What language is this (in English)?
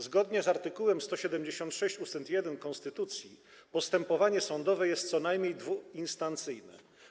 Polish